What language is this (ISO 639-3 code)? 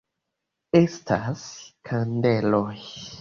epo